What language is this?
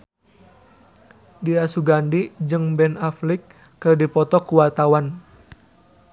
Sundanese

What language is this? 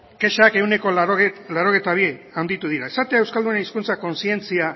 Basque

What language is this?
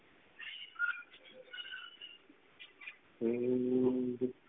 Gujarati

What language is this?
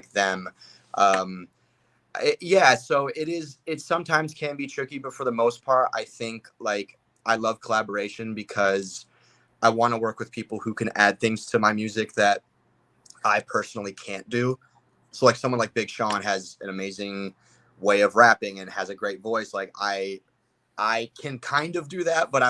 English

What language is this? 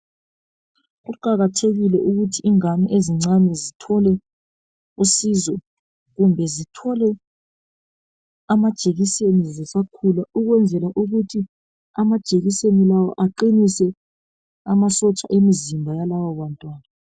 North Ndebele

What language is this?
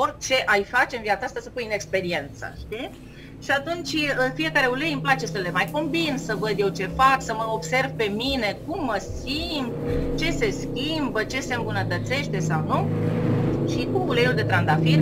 Romanian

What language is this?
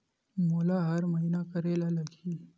Chhattisgarhi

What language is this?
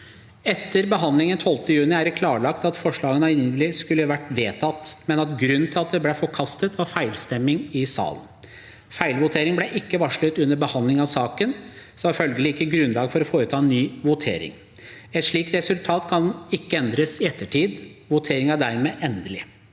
Norwegian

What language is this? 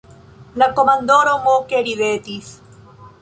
Esperanto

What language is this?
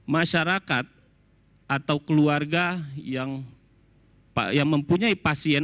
Indonesian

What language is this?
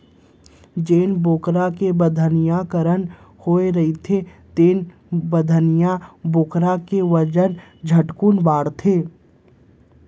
Chhattisgarhi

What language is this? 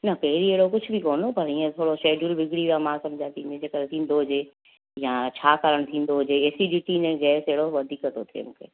Sindhi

